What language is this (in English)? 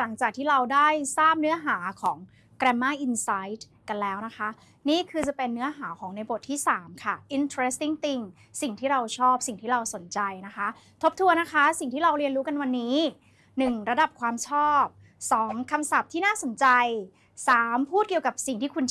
Thai